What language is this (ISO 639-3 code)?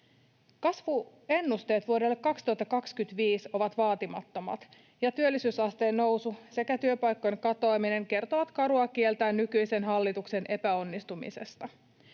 fin